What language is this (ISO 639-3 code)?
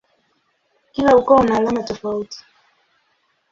swa